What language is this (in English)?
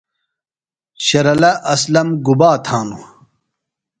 Phalura